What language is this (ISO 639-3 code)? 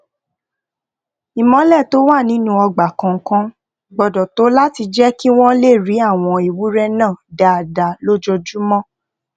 yor